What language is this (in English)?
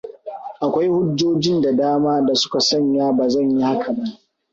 Hausa